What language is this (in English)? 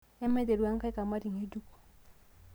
Masai